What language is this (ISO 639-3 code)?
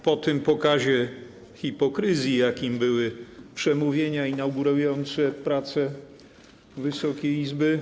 pol